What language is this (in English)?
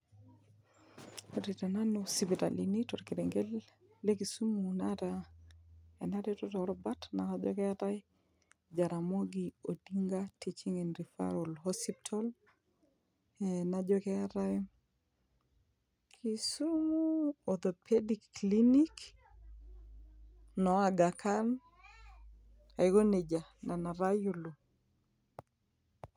Masai